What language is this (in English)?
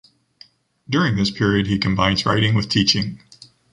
English